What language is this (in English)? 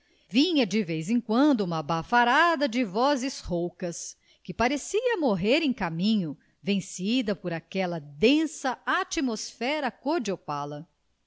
Portuguese